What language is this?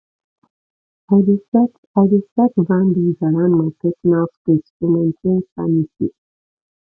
Nigerian Pidgin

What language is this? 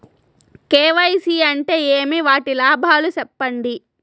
Telugu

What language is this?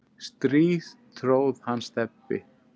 Icelandic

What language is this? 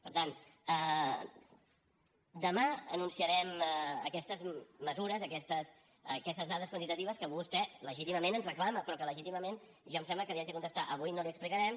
Catalan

